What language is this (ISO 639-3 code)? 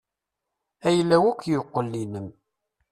kab